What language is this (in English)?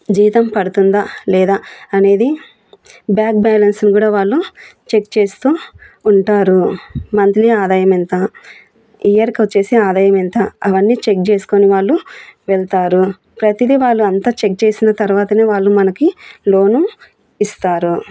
Telugu